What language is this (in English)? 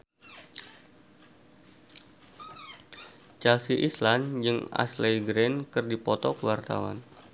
Sundanese